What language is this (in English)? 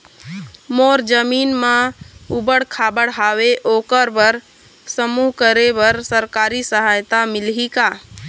Chhattisgarhi